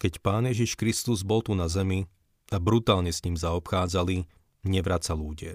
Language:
Slovak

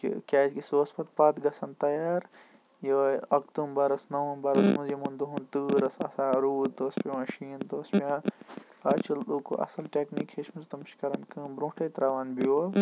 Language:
Kashmiri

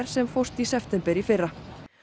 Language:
Icelandic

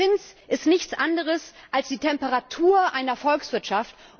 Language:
German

